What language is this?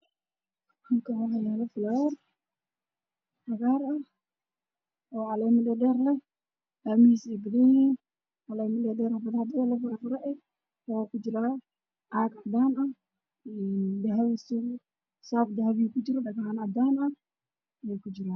Somali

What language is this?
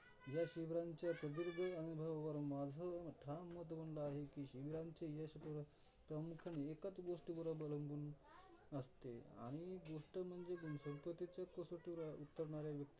Marathi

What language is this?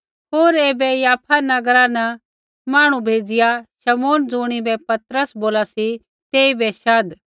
Kullu Pahari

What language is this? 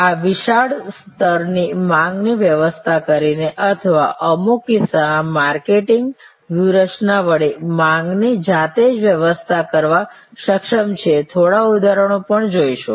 Gujarati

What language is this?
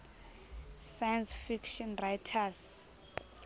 Southern Sotho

